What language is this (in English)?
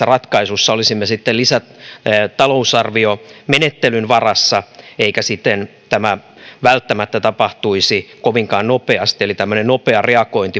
Finnish